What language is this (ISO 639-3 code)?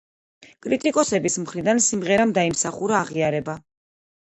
kat